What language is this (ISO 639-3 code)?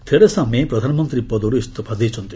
ori